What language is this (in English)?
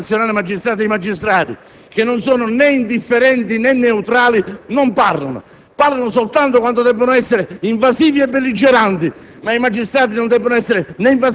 Italian